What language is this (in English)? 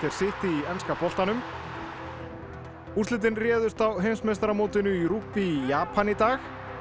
Icelandic